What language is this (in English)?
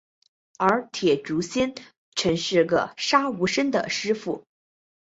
Chinese